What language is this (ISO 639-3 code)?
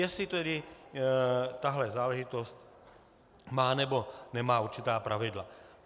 ces